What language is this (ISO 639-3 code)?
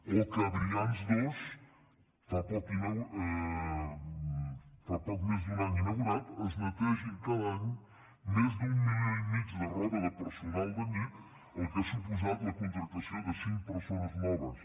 cat